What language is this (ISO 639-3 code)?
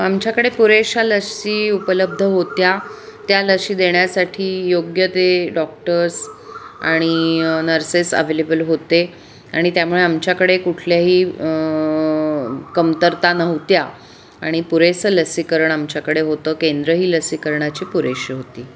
mar